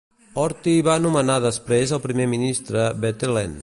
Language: Catalan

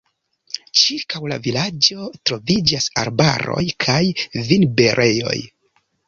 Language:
Esperanto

